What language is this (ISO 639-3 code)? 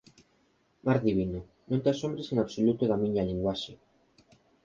glg